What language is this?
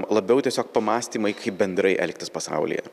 Lithuanian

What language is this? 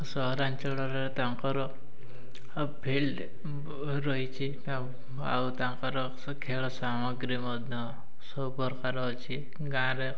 Odia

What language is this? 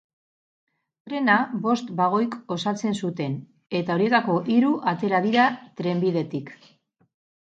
Basque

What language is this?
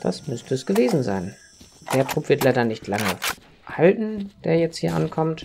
German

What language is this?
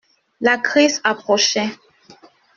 French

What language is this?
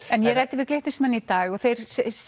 Icelandic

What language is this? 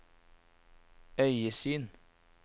Norwegian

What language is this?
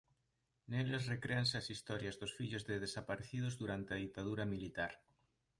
Galician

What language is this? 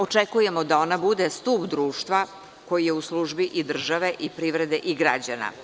Serbian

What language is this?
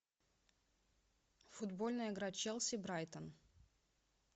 Russian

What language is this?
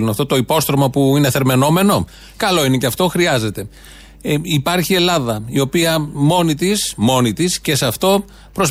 Greek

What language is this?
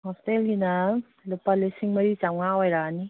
Manipuri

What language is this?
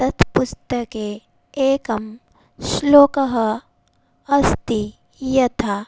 Sanskrit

